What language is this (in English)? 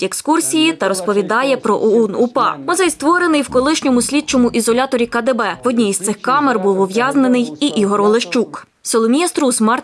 Ukrainian